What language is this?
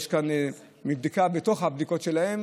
Hebrew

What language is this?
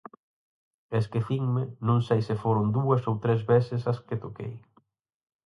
Galician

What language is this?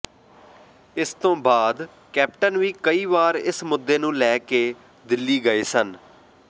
Punjabi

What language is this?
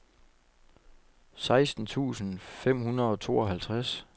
Danish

